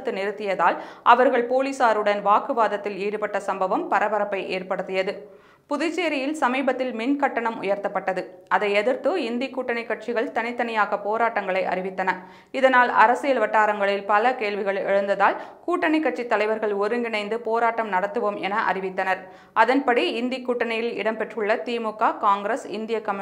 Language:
Tamil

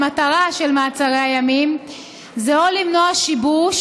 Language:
Hebrew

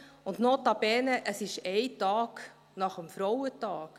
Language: Swiss German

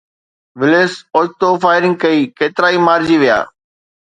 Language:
Sindhi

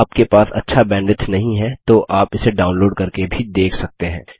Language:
Hindi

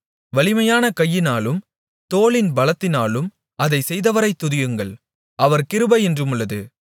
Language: Tamil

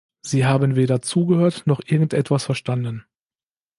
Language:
German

